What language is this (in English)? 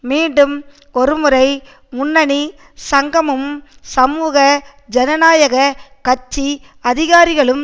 Tamil